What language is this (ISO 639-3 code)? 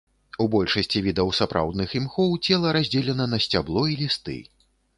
bel